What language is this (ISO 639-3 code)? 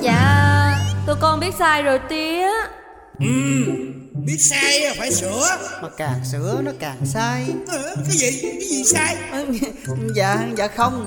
vie